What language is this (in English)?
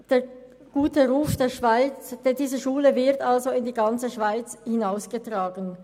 Swiss German